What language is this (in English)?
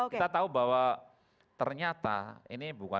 Indonesian